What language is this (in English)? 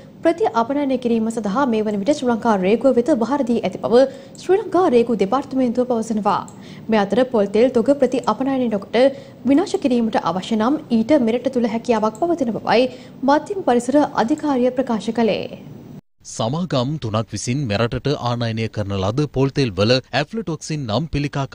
Hindi